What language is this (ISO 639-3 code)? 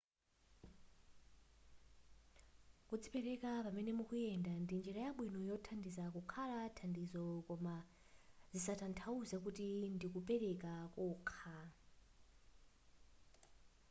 nya